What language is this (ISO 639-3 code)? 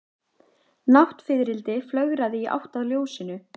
isl